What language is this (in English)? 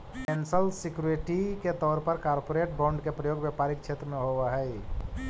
Magahi